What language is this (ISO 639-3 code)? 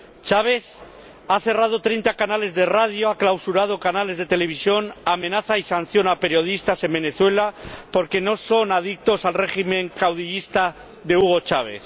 spa